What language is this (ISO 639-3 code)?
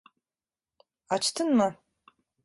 tur